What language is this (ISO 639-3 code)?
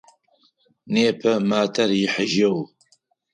ady